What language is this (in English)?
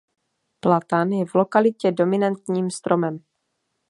Czech